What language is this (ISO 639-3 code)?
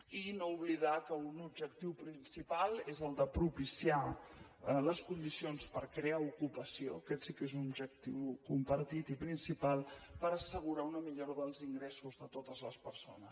cat